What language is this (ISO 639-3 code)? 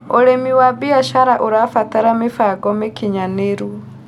kik